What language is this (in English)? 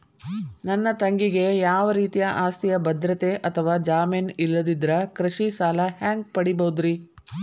Kannada